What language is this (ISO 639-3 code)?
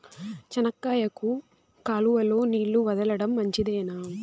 tel